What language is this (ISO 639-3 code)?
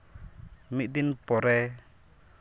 sat